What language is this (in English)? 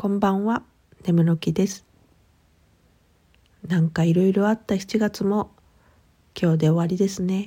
Japanese